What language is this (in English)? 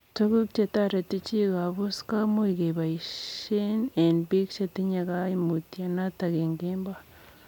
Kalenjin